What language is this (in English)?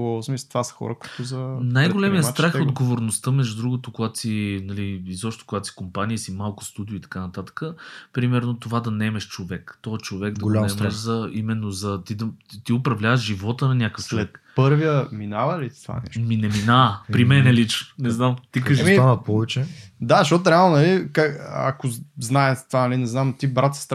Bulgarian